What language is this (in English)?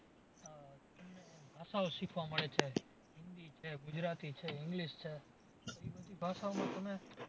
Gujarati